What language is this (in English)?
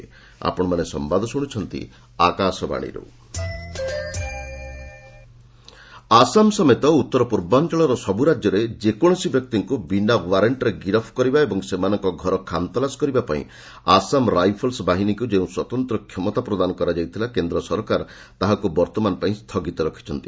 Odia